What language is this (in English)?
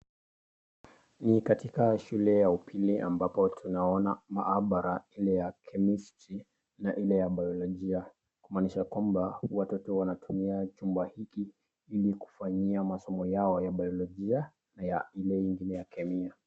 Swahili